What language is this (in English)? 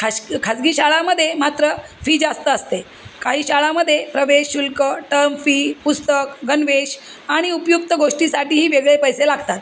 Marathi